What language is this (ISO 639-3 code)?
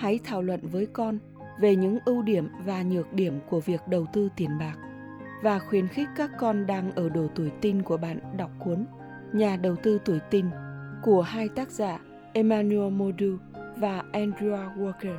vie